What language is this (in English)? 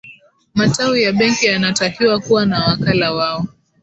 Swahili